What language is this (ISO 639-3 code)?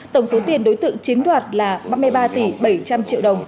vie